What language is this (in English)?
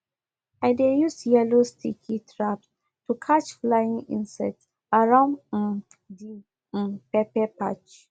Nigerian Pidgin